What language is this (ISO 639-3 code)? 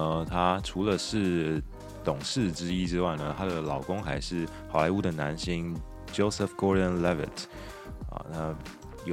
zho